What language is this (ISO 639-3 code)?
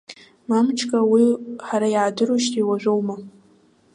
abk